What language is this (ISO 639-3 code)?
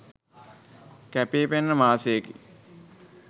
sin